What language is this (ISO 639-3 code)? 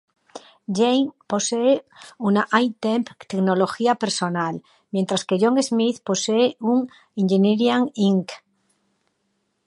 spa